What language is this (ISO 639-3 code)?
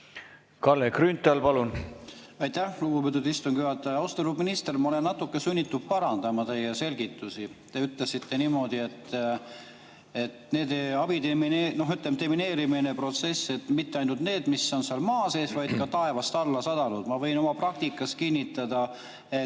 est